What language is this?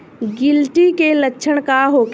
Bhojpuri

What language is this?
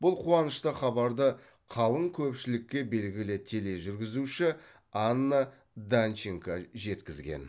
Kazakh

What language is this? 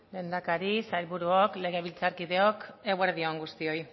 Basque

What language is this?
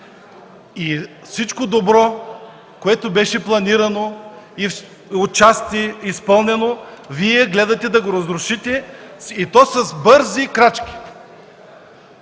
Bulgarian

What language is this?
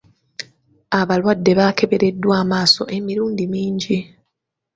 Ganda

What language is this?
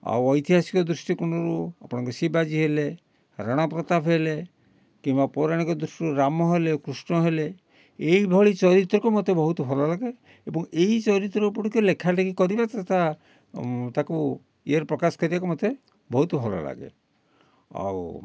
Odia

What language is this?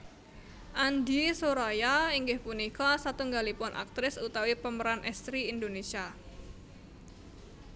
Javanese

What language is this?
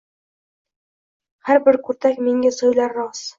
Uzbek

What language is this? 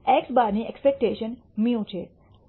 Gujarati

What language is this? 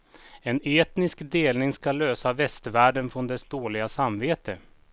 Swedish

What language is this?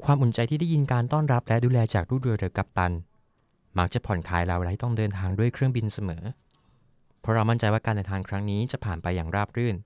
Thai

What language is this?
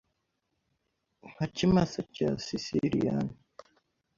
Kinyarwanda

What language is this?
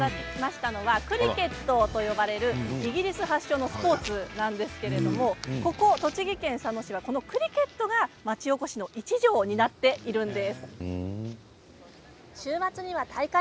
Japanese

